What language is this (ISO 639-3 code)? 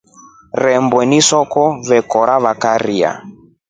rof